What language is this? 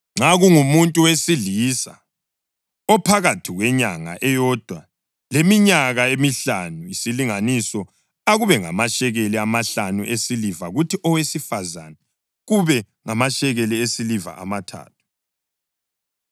North Ndebele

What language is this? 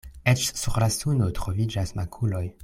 Esperanto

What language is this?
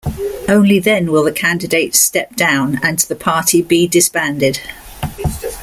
English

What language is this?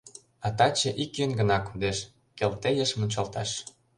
Mari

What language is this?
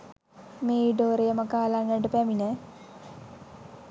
Sinhala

